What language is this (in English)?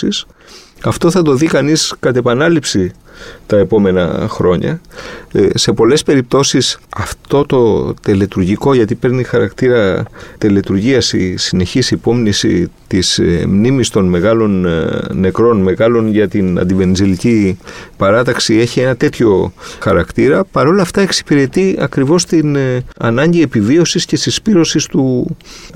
Greek